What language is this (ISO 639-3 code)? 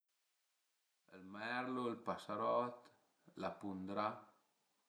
pms